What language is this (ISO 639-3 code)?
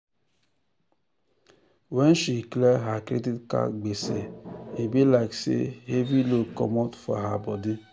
pcm